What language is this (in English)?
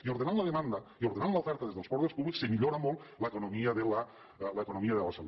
Catalan